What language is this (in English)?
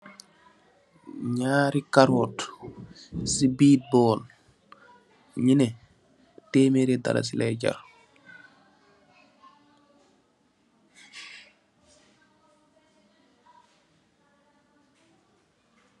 Wolof